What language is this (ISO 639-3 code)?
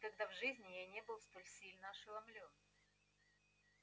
rus